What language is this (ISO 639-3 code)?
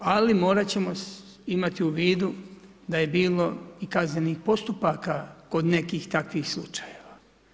hrv